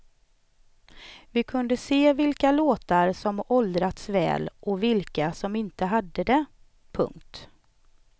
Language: Swedish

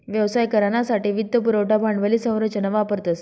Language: Marathi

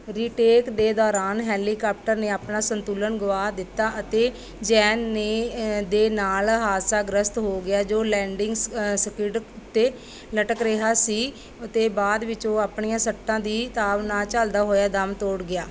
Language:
Punjabi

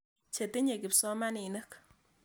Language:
Kalenjin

